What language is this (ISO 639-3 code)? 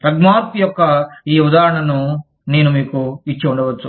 tel